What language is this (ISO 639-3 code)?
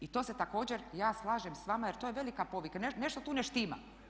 hrv